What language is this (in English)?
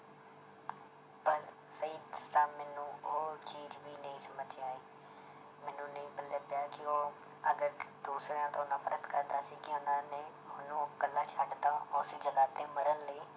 Punjabi